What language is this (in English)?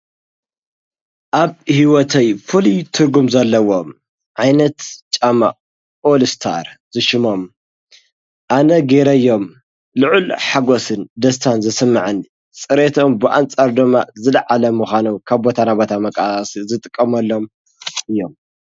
Tigrinya